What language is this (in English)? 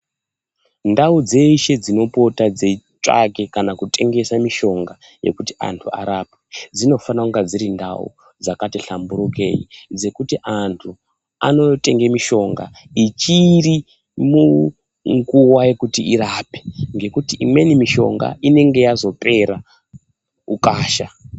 Ndau